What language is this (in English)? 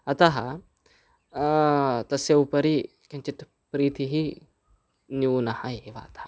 Sanskrit